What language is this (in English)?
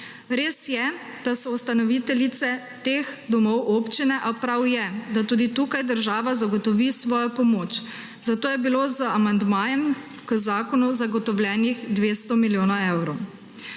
Slovenian